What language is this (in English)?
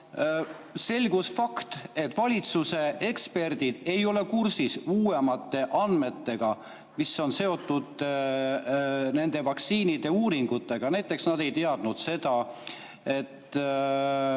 Estonian